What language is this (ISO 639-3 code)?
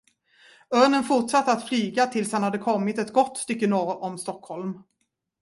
swe